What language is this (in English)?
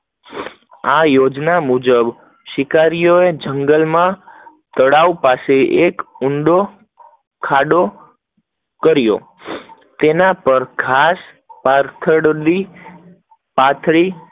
Gujarati